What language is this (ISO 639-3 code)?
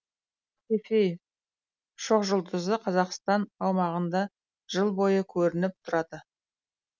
kaz